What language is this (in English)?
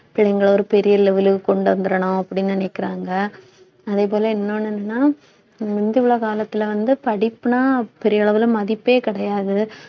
Tamil